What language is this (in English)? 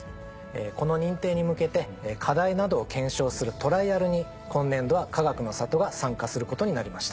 Japanese